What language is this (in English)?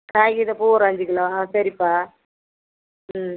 Tamil